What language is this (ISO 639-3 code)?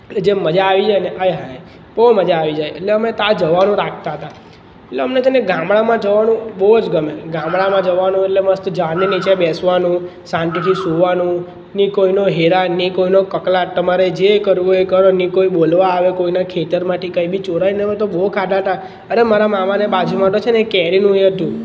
guj